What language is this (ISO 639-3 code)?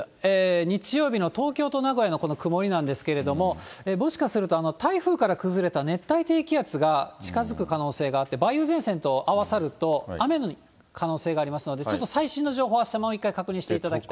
jpn